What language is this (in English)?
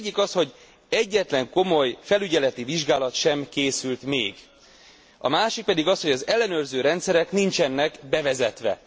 Hungarian